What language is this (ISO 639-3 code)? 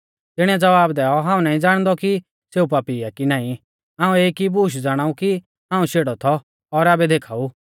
bfz